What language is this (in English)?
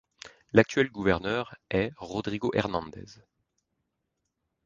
French